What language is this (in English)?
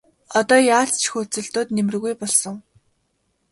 Mongolian